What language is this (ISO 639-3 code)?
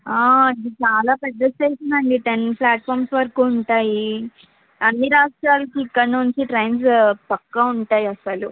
tel